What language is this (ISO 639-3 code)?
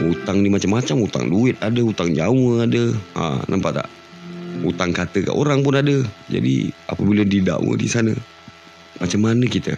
msa